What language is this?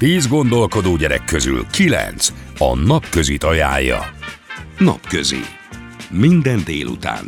Hungarian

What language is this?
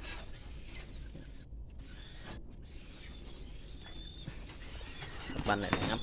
Vietnamese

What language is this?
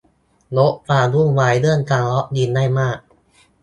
Thai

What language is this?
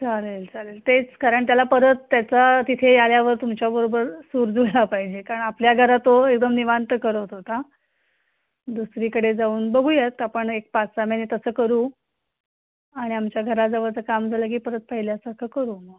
Marathi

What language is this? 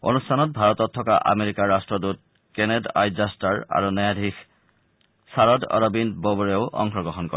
Assamese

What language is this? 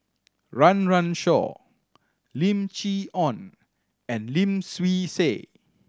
English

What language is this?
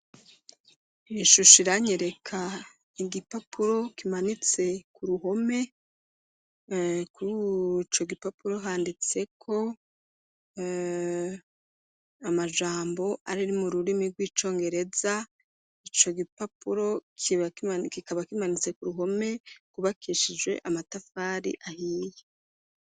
Rundi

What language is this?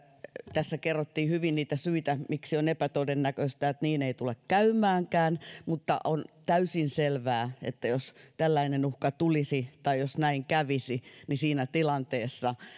Finnish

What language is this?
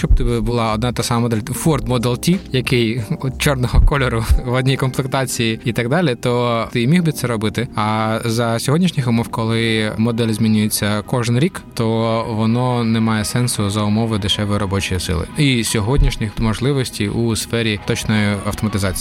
Ukrainian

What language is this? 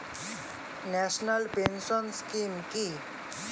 Bangla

